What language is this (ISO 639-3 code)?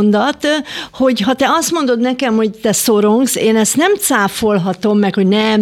hun